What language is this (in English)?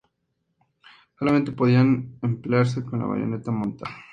Spanish